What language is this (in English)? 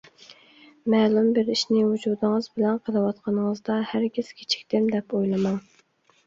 Uyghur